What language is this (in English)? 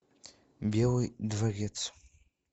Russian